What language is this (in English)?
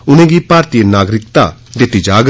Dogri